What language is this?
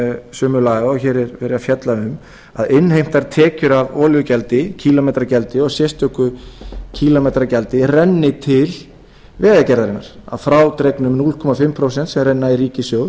Icelandic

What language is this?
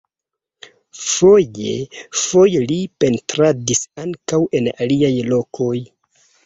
Esperanto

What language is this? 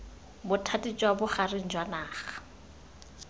Tswana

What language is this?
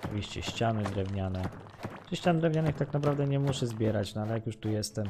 Polish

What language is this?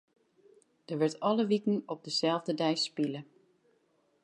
Western Frisian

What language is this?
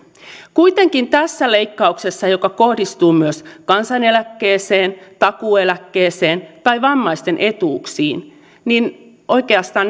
Finnish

